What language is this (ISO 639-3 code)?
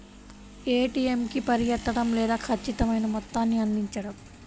tel